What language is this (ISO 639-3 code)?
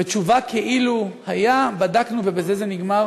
heb